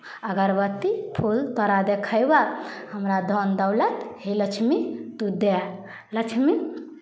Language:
Maithili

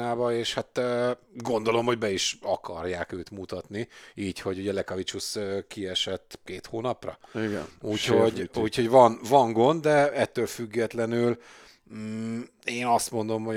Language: Hungarian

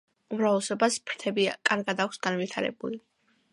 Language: Georgian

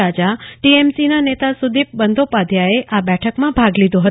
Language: Gujarati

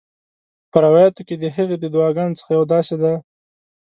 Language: Pashto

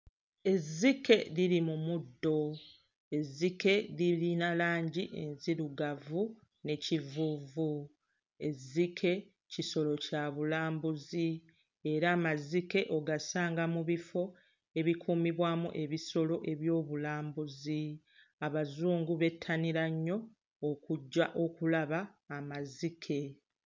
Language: Ganda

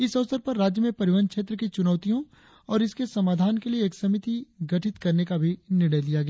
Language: Hindi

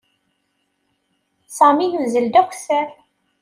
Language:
Kabyle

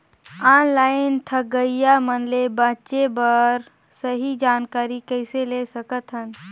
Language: Chhattisgarhi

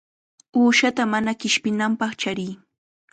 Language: Chiquián Ancash Quechua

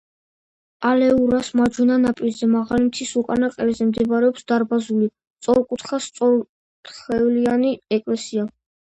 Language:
Georgian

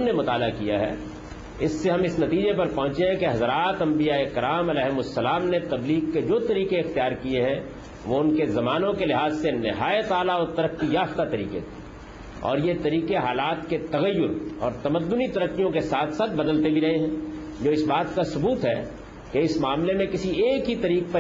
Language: Urdu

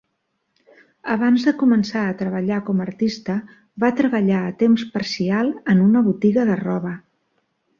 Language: Catalan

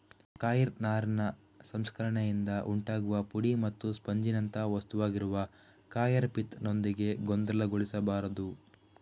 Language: Kannada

